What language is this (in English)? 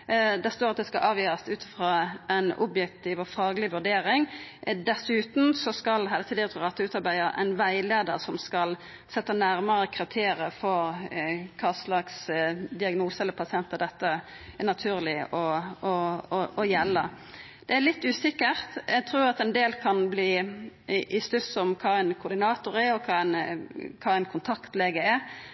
Norwegian Nynorsk